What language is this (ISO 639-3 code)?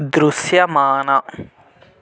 tel